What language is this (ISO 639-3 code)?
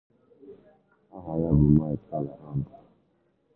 ibo